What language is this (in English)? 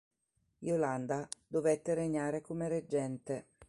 Italian